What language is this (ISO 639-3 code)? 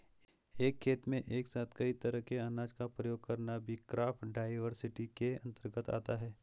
hin